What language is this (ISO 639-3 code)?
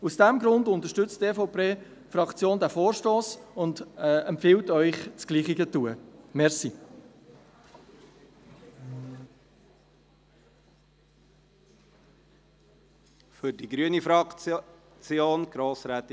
gsw